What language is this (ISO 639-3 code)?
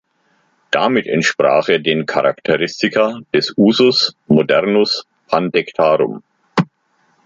deu